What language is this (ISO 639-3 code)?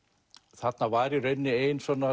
isl